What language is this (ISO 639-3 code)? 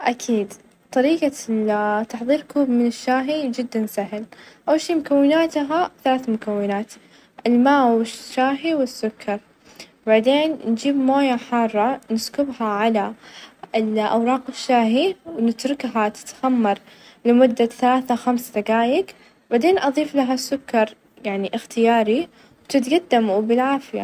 ars